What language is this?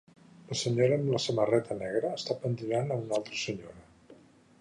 Catalan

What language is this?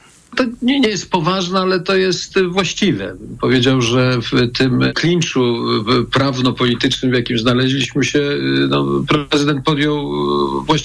Polish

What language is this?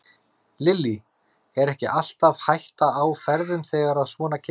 Icelandic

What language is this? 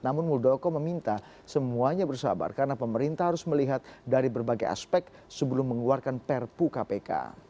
Indonesian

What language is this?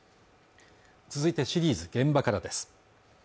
Japanese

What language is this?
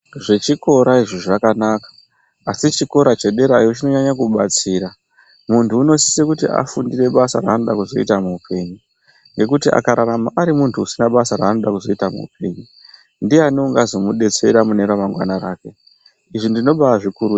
Ndau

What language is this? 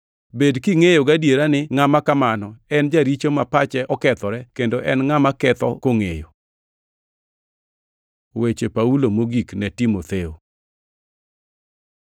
Luo (Kenya and Tanzania)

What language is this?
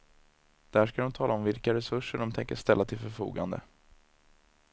Swedish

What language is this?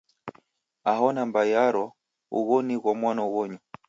Taita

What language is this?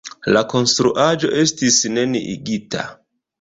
Esperanto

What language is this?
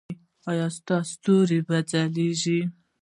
Pashto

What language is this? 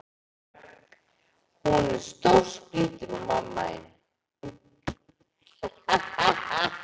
Icelandic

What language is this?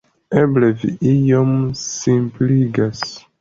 Esperanto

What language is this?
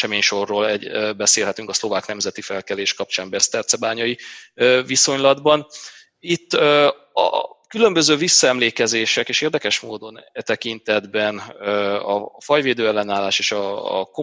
Hungarian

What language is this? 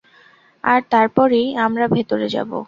Bangla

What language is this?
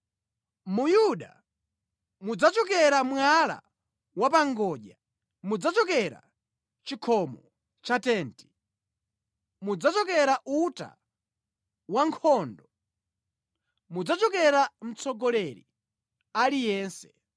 Nyanja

